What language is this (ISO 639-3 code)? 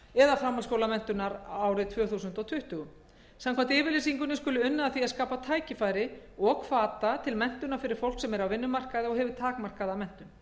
isl